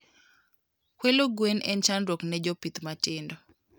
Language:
Luo (Kenya and Tanzania)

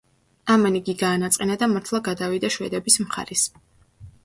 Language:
Georgian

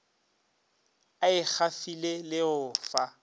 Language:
Northern Sotho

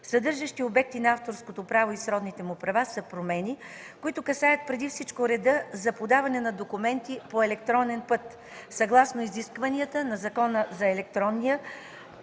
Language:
Bulgarian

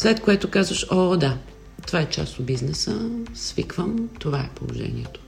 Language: Bulgarian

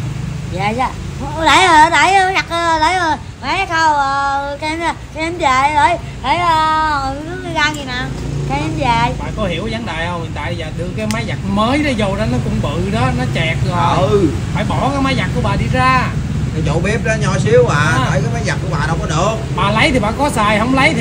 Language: Vietnamese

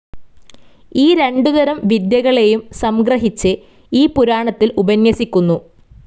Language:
Malayalam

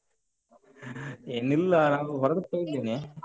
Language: Kannada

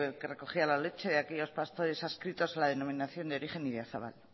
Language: Spanish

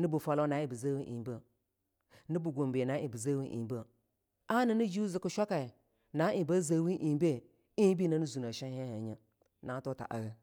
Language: Longuda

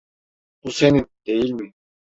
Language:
Turkish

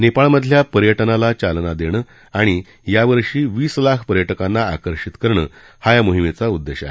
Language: Marathi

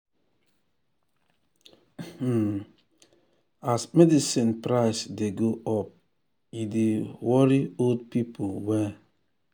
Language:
Nigerian Pidgin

